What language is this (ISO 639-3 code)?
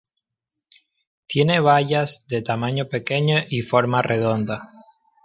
spa